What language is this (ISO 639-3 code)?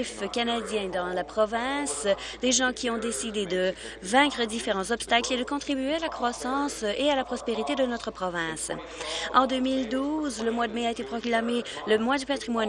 fra